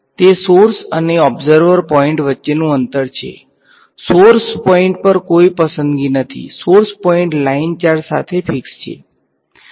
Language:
Gujarati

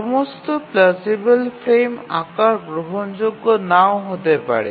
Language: Bangla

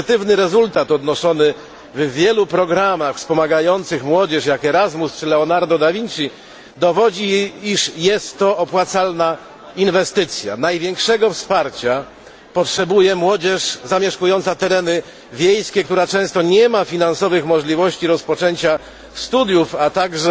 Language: Polish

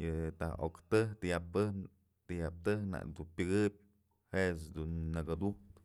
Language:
Mazatlán Mixe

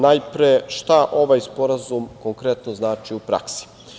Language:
Serbian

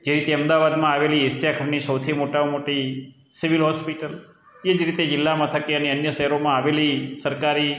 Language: Gujarati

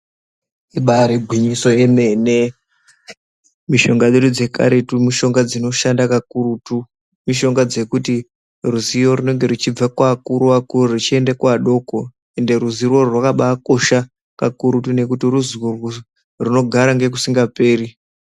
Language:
Ndau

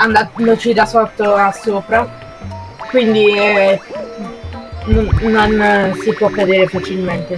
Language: Italian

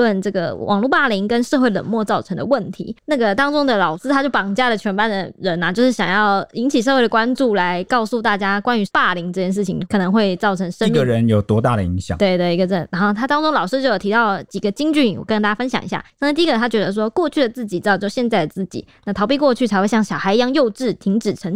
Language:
Chinese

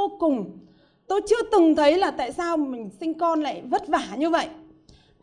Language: Vietnamese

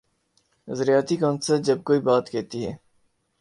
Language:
Urdu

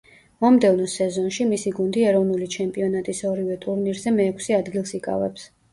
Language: Georgian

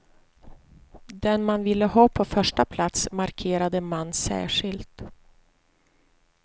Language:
Swedish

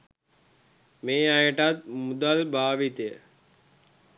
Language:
Sinhala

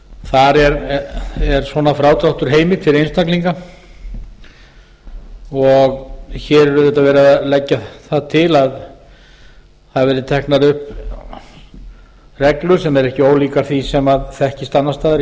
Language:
Icelandic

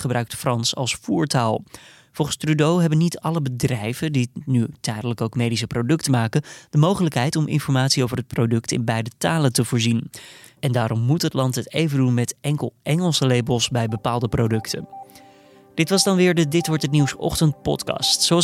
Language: Dutch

